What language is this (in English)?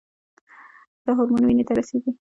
Pashto